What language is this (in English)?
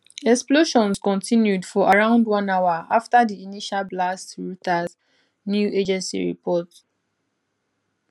Nigerian Pidgin